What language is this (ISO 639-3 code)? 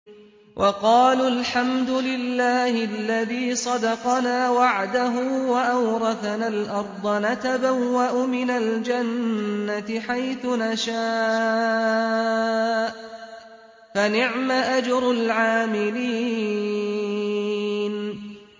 ara